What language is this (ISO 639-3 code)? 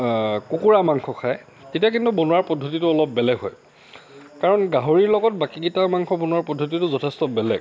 asm